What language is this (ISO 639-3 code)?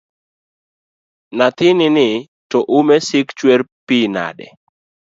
luo